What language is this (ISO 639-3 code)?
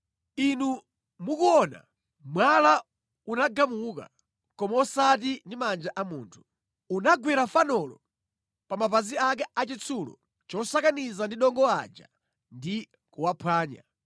nya